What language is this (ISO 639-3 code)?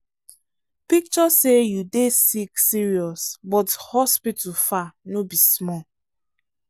pcm